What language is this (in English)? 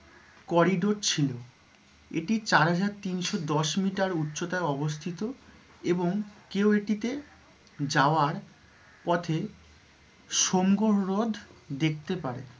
Bangla